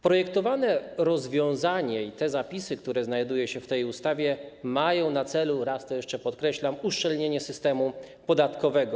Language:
Polish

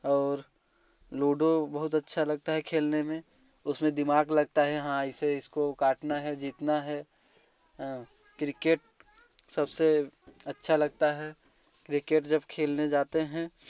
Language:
Hindi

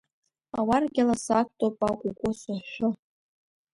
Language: Abkhazian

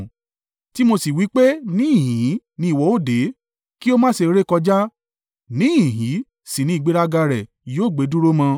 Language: Yoruba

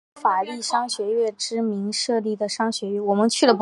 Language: Chinese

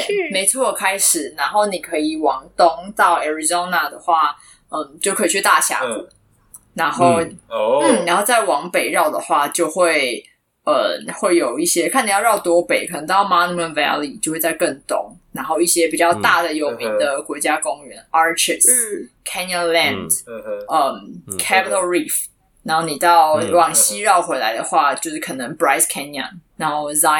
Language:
Chinese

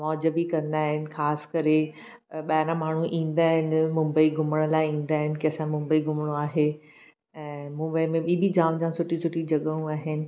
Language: Sindhi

